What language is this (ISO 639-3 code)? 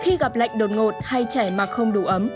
vie